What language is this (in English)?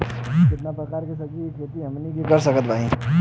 Bhojpuri